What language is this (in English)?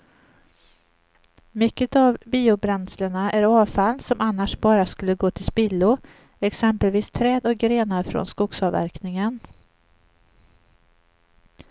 Swedish